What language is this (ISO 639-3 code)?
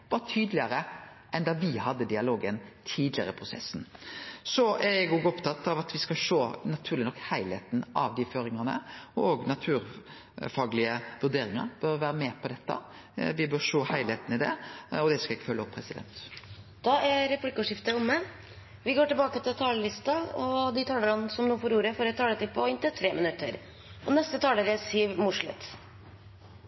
nor